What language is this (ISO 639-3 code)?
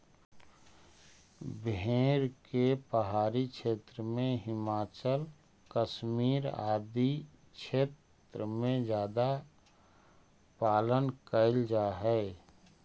mag